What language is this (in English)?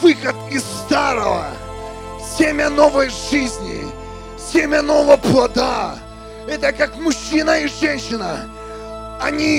Russian